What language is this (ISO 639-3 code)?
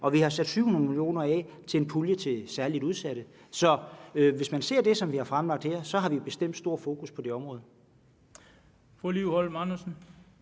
dan